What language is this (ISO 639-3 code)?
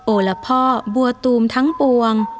tha